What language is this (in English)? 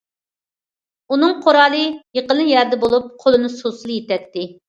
Uyghur